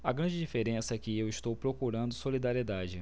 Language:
Portuguese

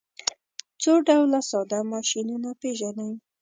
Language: Pashto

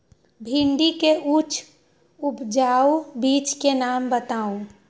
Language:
Magahi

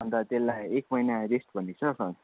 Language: Nepali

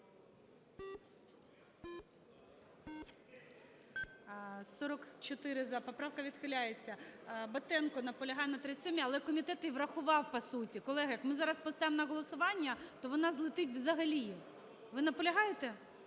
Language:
Ukrainian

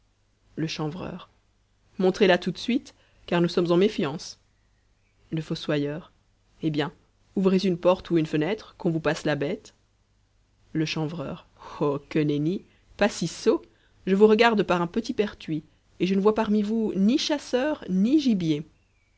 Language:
French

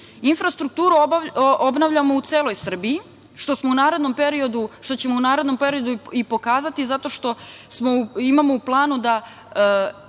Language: Serbian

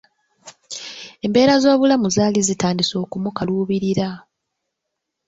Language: Ganda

